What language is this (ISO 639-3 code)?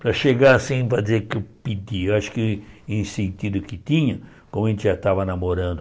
por